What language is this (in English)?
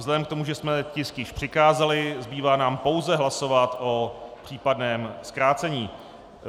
Czech